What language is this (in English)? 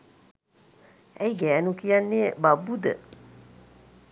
Sinhala